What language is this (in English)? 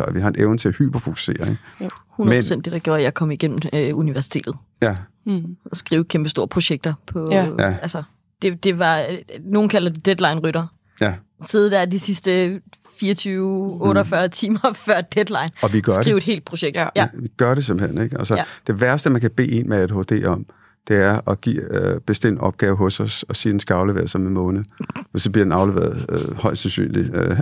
Danish